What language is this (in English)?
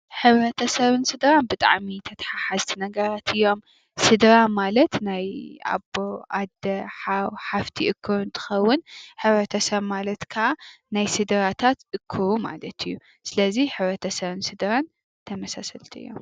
Tigrinya